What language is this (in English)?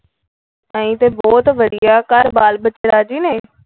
Punjabi